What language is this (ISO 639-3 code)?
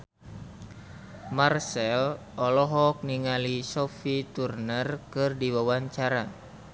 sun